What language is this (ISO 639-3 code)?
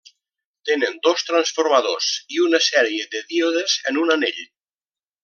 cat